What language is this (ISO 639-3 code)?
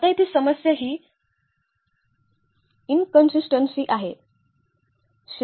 mar